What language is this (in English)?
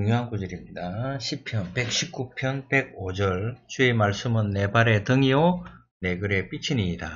Korean